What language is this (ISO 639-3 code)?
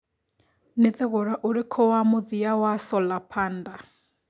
kik